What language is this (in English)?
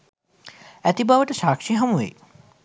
Sinhala